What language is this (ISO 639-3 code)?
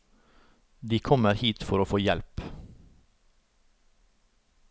nor